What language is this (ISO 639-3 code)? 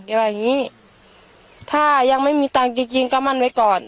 tha